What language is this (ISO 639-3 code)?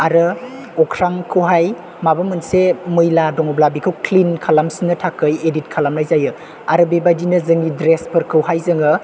brx